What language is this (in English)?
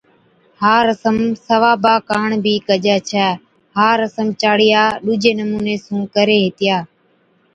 Od